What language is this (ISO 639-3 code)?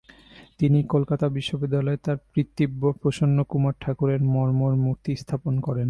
ben